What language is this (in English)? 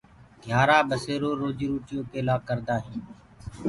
Gurgula